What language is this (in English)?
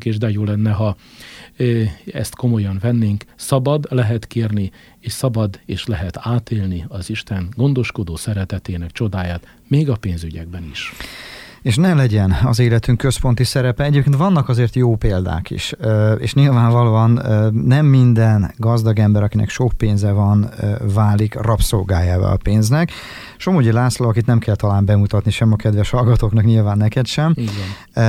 Hungarian